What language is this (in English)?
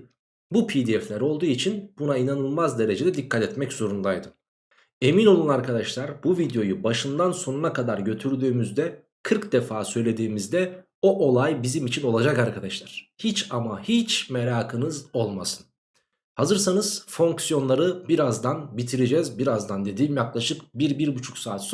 Turkish